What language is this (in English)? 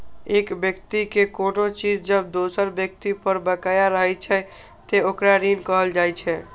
Maithili